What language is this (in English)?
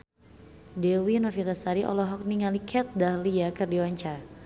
Sundanese